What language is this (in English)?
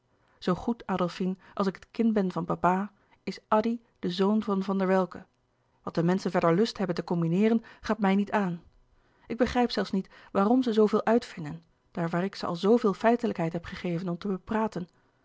Dutch